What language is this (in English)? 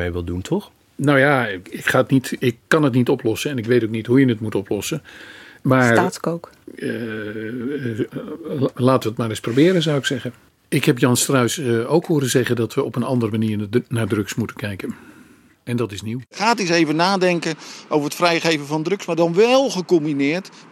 Dutch